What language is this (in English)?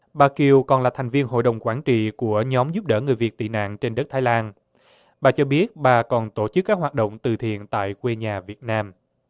Vietnamese